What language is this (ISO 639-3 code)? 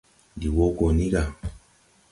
tui